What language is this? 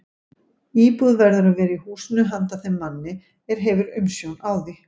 Icelandic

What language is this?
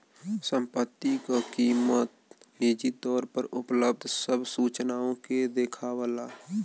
Bhojpuri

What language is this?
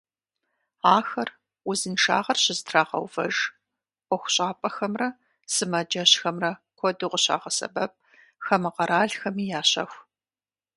Kabardian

